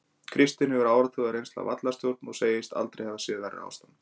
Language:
Icelandic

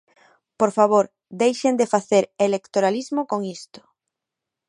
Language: Galician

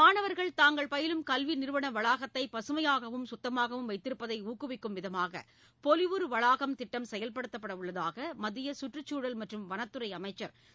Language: Tamil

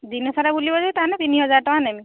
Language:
Odia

